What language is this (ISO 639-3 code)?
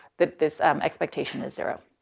eng